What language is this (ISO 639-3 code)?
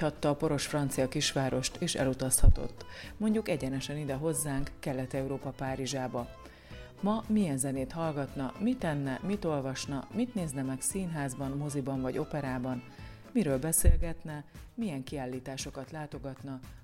hun